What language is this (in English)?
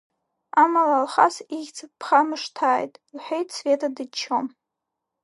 Abkhazian